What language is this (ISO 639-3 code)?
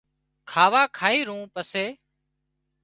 kxp